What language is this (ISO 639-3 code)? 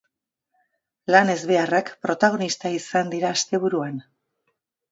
eus